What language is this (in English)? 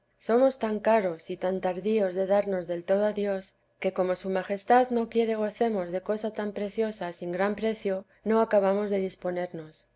Spanish